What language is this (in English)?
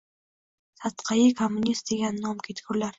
Uzbek